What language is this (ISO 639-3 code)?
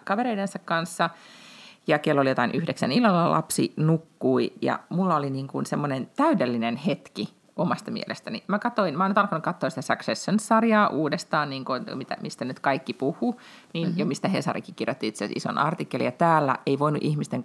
fin